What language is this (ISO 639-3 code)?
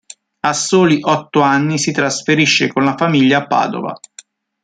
ita